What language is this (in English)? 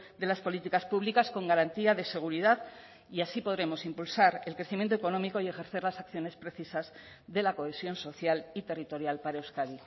Spanish